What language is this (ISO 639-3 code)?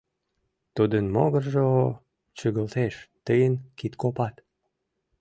chm